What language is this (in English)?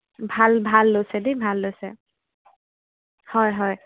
Assamese